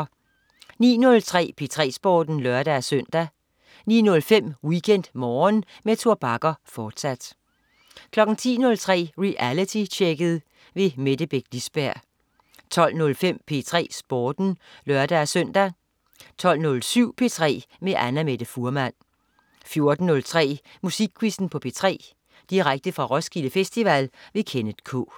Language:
Danish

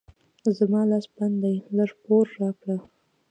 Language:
Pashto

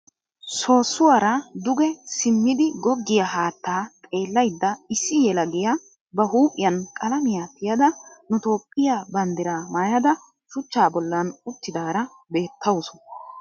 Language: Wolaytta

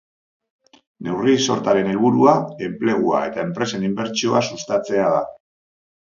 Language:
Basque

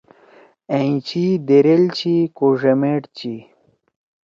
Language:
Torwali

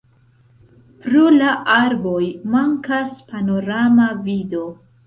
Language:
Esperanto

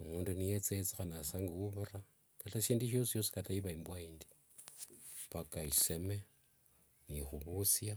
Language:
Wanga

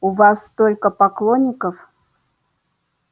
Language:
Russian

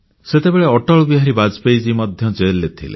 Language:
Odia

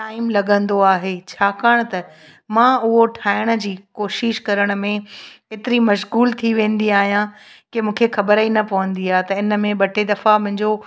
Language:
Sindhi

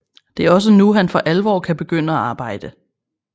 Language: Danish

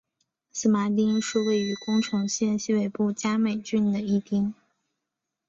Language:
Chinese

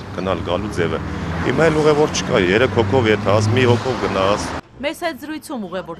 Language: Turkish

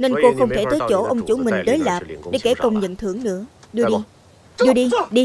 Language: Vietnamese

